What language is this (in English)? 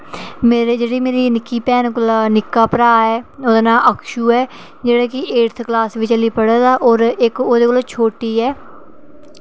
Dogri